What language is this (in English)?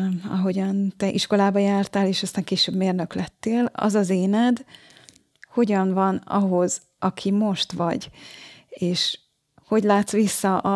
Hungarian